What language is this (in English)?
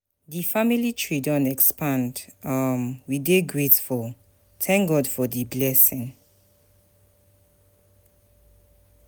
Nigerian Pidgin